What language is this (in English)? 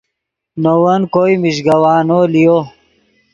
Yidgha